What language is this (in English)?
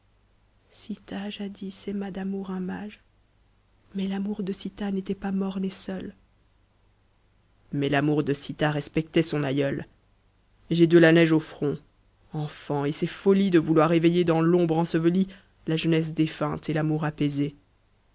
French